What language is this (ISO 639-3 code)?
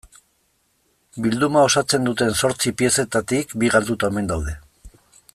eus